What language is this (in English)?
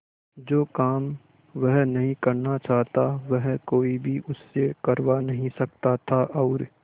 Hindi